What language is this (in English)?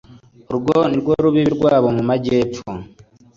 Kinyarwanda